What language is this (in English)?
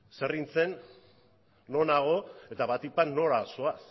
Basque